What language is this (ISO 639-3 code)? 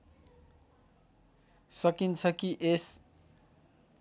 nep